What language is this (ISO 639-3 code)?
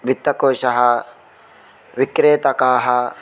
san